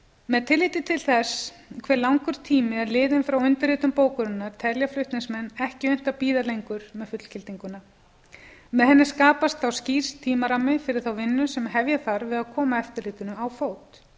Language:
Icelandic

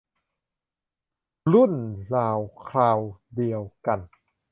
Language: Thai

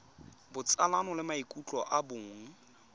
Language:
Tswana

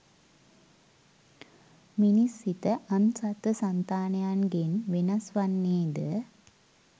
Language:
Sinhala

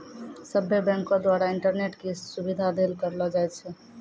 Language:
Maithili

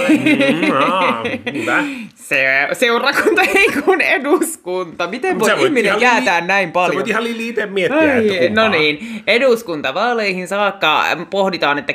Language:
Finnish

